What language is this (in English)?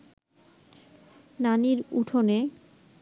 Bangla